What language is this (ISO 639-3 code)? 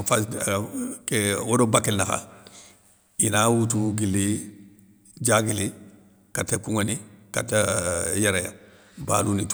snk